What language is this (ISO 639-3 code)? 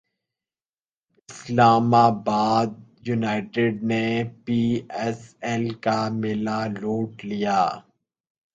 urd